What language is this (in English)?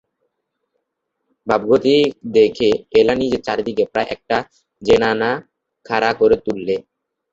Bangla